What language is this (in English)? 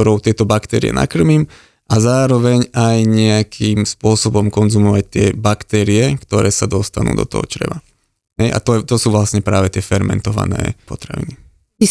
Slovak